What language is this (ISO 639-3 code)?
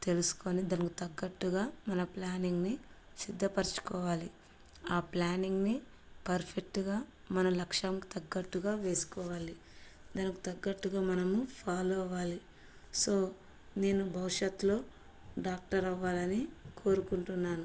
tel